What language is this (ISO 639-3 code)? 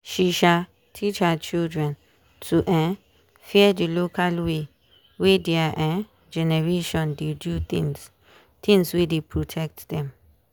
pcm